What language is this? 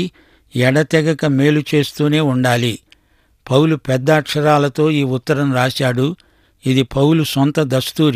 Telugu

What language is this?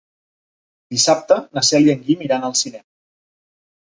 Catalan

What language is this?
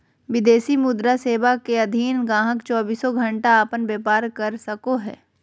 Magahi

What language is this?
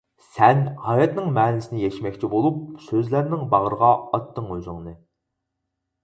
Uyghur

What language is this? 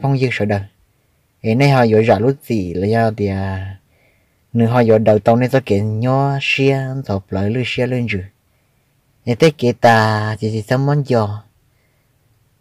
Vietnamese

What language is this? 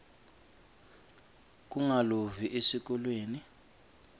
Swati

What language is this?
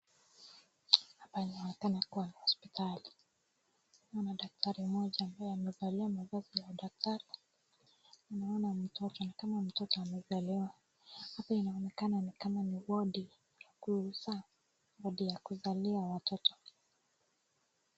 Swahili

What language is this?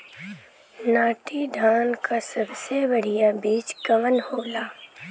Bhojpuri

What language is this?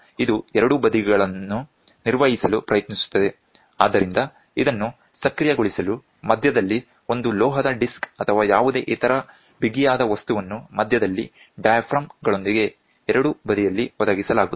Kannada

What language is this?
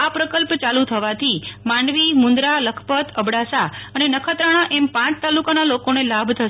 Gujarati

